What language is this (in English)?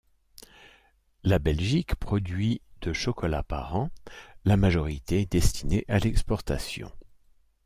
French